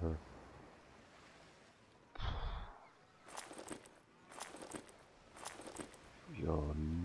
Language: German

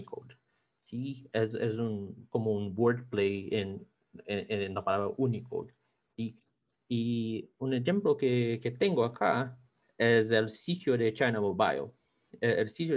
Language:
Spanish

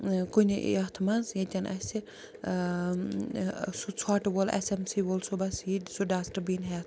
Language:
Kashmiri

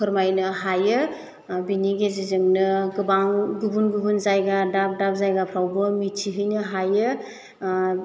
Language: Bodo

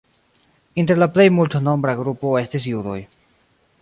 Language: Esperanto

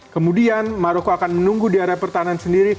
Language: Indonesian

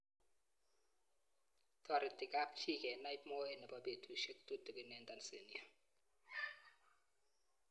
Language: Kalenjin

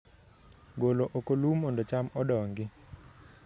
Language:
Luo (Kenya and Tanzania)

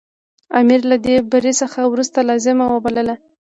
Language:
Pashto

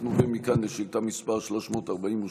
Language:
Hebrew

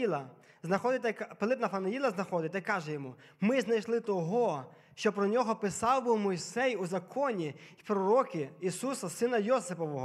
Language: Ukrainian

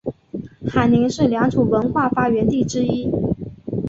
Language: Chinese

